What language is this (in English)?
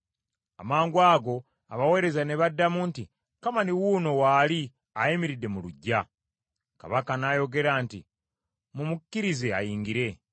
Ganda